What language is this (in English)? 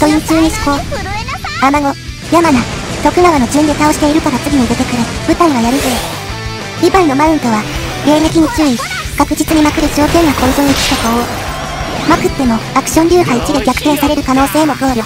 Japanese